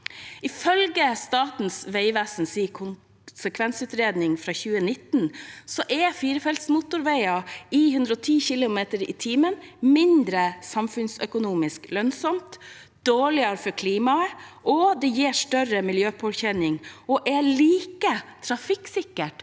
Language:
Norwegian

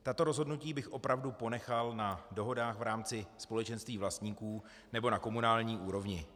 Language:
Czech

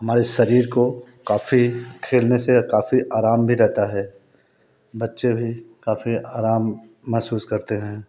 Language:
Hindi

